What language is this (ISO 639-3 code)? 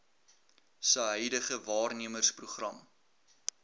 afr